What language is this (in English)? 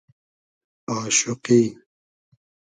Hazaragi